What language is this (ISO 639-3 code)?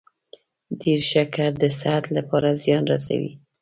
pus